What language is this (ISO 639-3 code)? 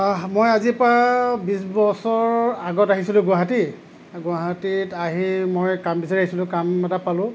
asm